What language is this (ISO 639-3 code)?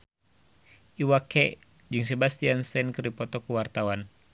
sun